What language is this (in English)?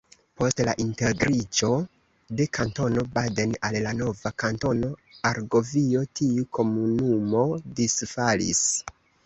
Esperanto